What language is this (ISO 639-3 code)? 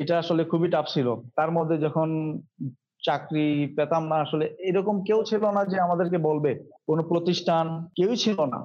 ben